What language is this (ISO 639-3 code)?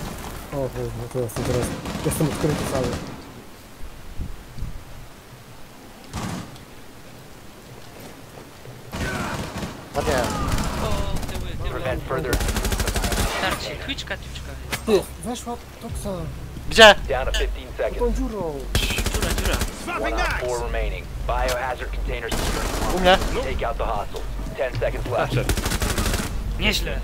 pol